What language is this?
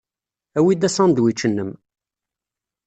Kabyle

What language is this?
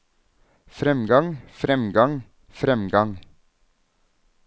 Norwegian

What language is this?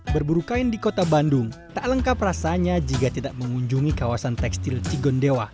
Indonesian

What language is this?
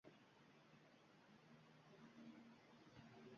Uzbek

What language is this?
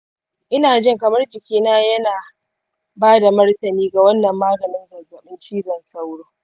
Hausa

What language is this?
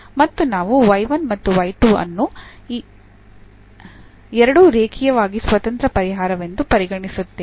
Kannada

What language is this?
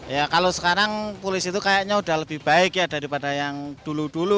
Indonesian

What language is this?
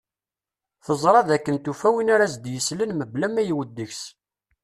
Kabyle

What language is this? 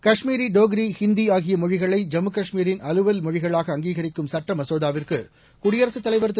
Tamil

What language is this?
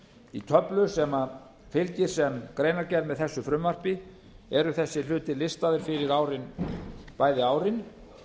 Icelandic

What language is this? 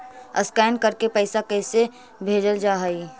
Magahi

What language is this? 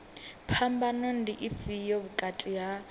Venda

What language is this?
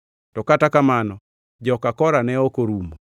Luo (Kenya and Tanzania)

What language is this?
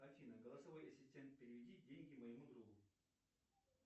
Russian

